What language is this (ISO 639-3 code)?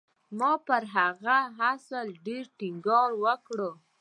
pus